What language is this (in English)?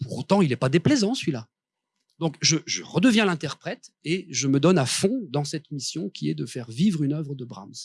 French